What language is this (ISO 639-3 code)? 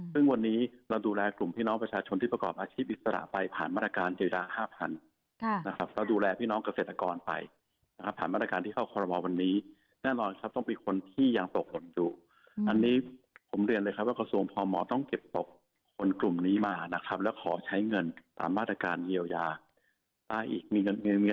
tha